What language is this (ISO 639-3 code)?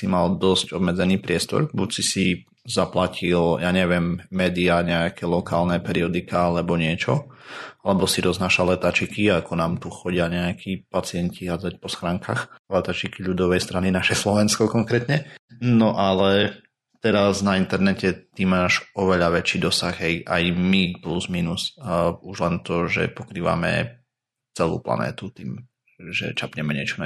slk